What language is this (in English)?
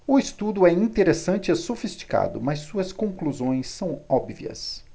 Portuguese